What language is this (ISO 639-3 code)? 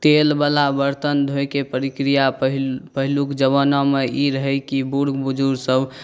mai